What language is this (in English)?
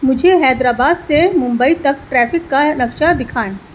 Urdu